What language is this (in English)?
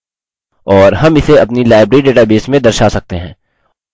Hindi